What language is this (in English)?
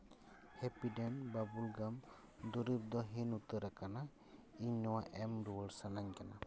Santali